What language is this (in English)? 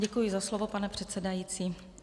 Czech